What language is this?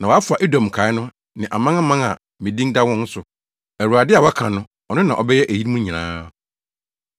Akan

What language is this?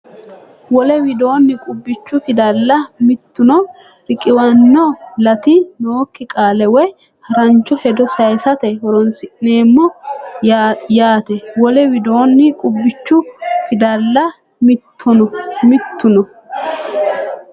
Sidamo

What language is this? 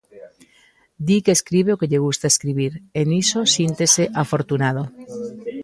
Galician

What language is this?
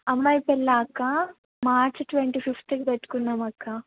Telugu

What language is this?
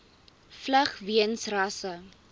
Afrikaans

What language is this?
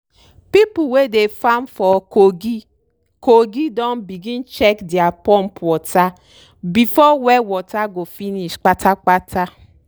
Nigerian Pidgin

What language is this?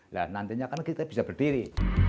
Indonesian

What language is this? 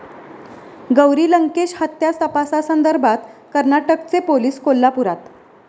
Marathi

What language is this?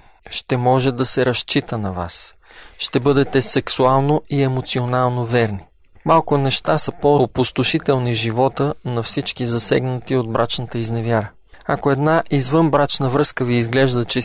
Bulgarian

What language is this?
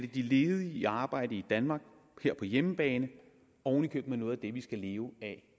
Danish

